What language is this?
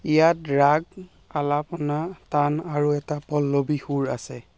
Assamese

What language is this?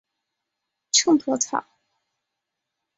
Chinese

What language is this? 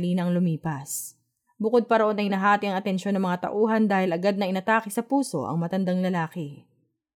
Filipino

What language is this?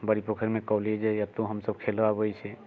Maithili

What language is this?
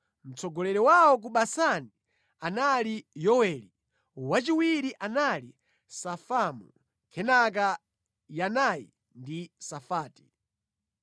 Nyanja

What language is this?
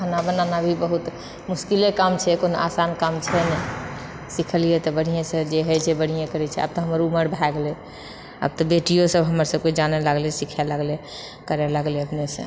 Maithili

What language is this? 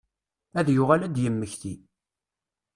Kabyle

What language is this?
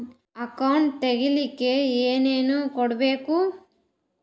Kannada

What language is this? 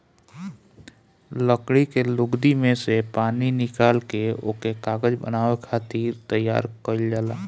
Bhojpuri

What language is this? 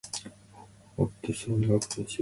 Japanese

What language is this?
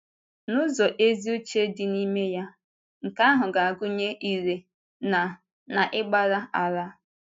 Igbo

